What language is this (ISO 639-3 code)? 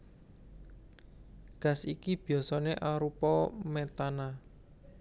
jav